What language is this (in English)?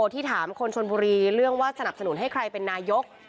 Thai